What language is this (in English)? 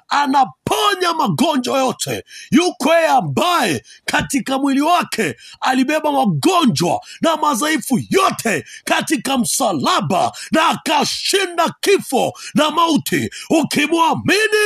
Swahili